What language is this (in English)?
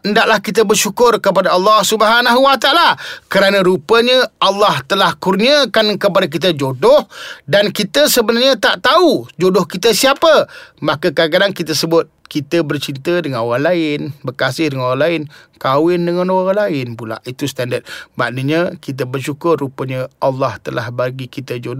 Malay